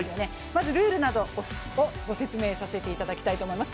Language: Japanese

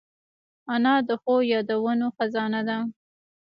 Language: Pashto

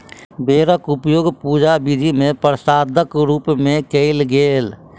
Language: Maithili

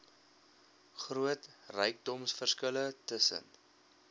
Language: Afrikaans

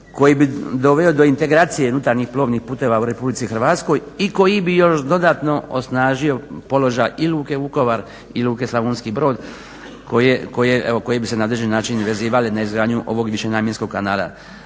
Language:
Croatian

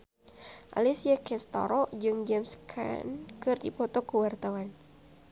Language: Sundanese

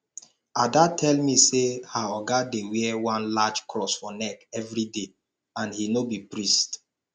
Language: Nigerian Pidgin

